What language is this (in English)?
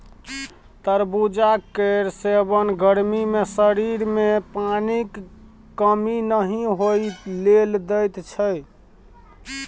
Maithili